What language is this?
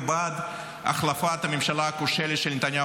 Hebrew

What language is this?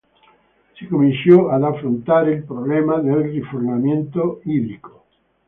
Italian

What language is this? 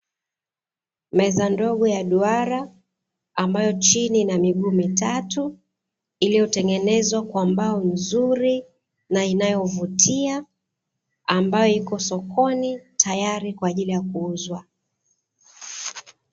Swahili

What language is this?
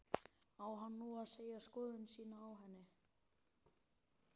Icelandic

